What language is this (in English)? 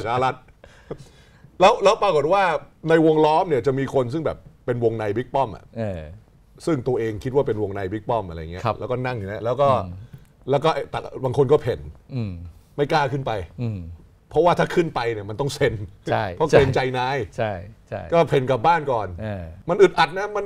Thai